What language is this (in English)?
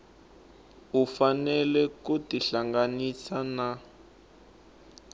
Tsonga